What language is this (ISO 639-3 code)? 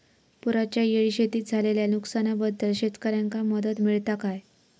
mar